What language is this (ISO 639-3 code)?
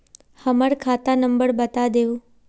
mag